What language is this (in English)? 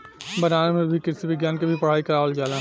Bhojpuri